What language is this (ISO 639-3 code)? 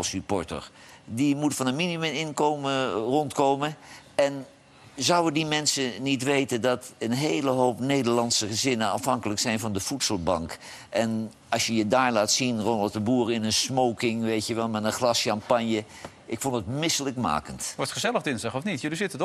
nld